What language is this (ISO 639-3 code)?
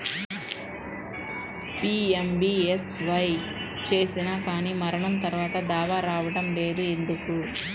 tel